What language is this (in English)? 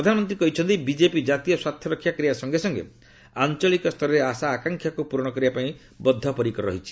Odia